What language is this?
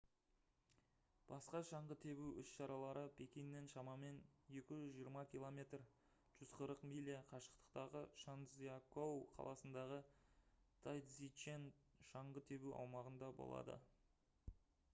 Kazakh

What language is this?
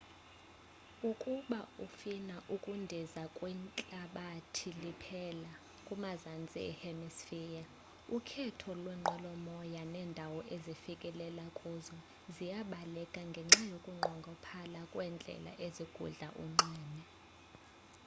Xhosa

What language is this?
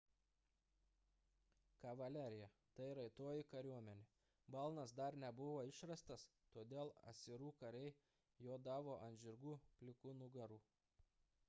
Lithuanian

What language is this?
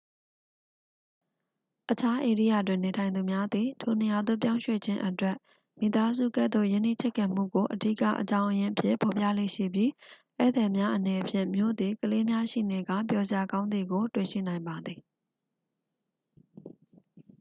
Burmese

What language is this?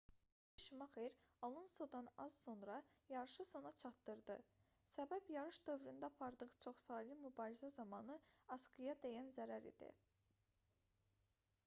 Azerbaijani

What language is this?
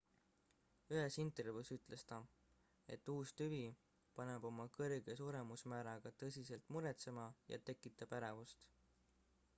Estonian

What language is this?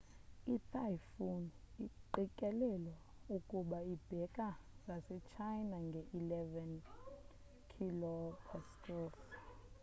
Xhosa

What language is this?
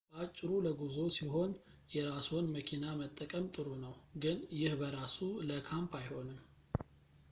Amharic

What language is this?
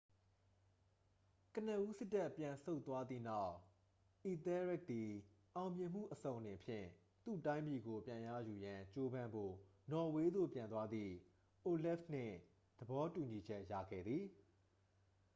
Burmese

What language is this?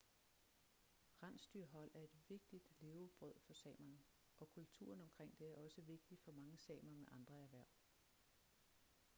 Danish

